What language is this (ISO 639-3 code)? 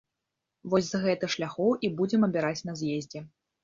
bel